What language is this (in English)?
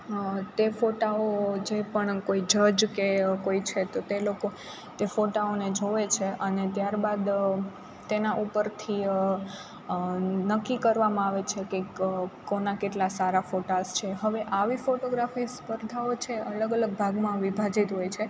Gujarati